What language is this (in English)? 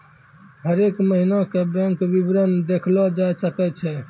Maithili